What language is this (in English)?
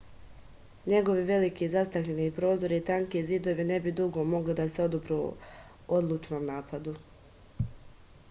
Serbian